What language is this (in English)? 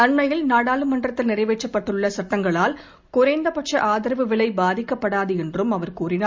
Tamil